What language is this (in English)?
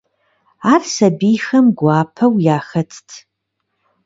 Kabardian